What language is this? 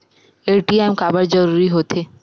Chhattisgarhi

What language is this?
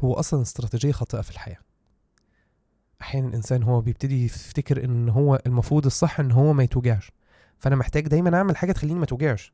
Arabic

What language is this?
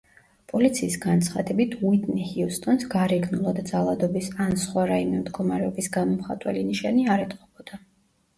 Georgian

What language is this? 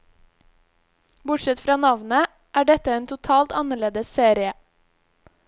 Norwegian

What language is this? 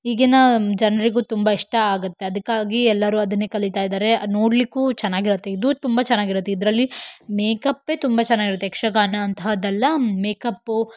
Kannada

